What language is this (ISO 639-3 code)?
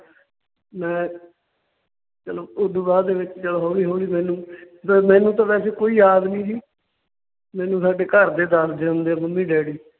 pan